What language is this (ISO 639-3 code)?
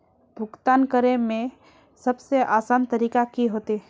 mag